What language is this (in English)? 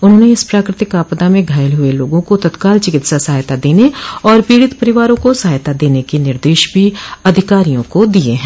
Hindi